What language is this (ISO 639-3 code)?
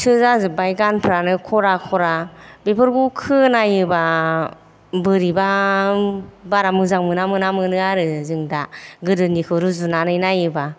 brx